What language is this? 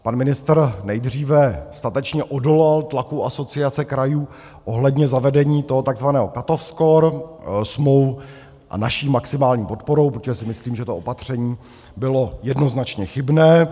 Czech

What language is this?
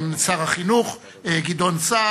Hebrew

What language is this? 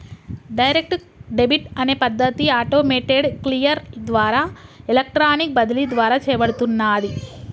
Telugu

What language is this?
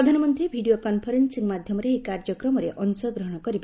Odia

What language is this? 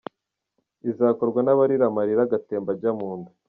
Kinyarwanda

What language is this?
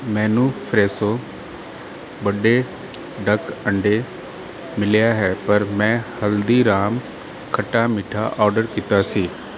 Punjabi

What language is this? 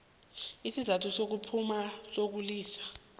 South Ndebele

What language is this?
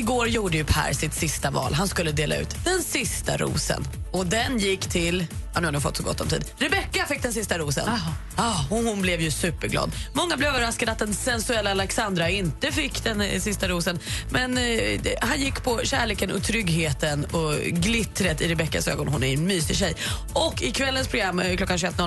Swedish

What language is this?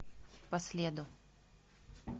Russian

